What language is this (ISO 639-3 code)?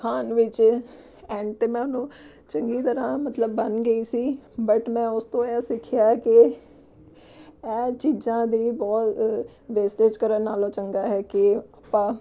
pan